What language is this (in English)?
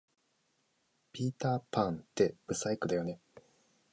Japanese